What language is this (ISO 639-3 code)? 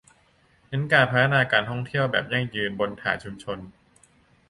tha